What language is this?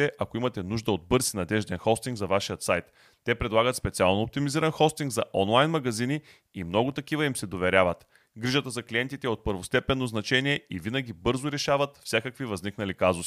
Bulgarian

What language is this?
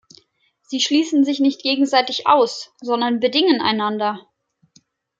German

